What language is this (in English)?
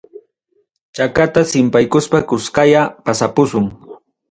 Ayacucho Quechua